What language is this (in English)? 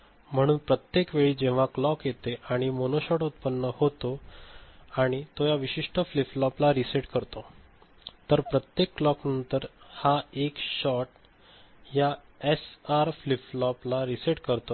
Marathi